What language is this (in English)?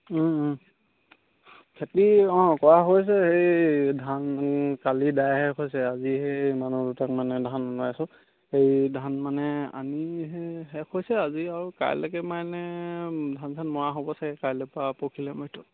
Assamese